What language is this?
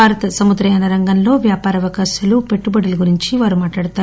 Telugu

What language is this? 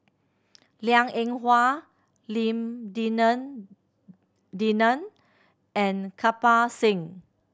English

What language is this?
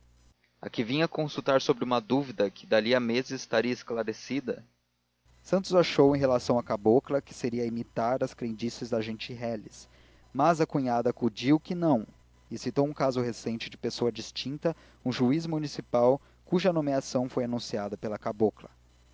Portuguese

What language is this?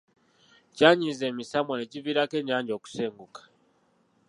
Ganda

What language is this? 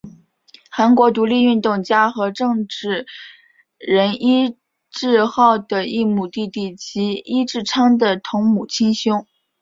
Chinese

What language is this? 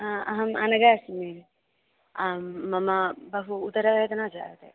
Sanskrit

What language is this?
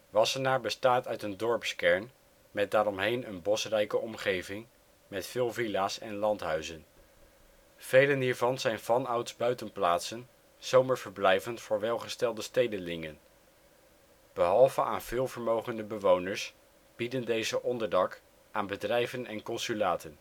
Dutch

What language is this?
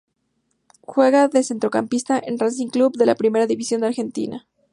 Spanish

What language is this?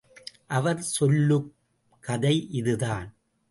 Tamil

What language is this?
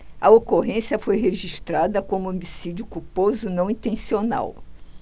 Portuguese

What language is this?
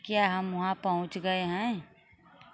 Hindi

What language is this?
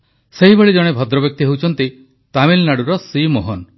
Odia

